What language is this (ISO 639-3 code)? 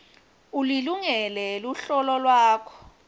ssw